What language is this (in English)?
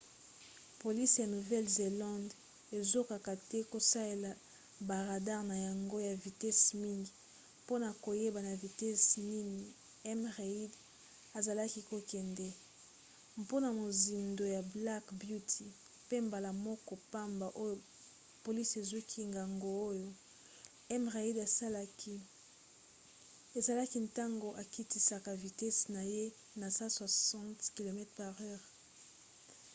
Lingala